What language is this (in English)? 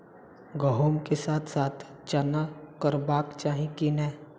Maithili